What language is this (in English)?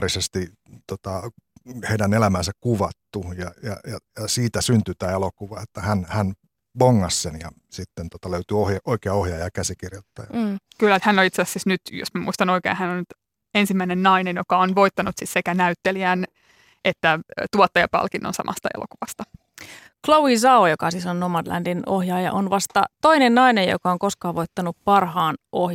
Finnish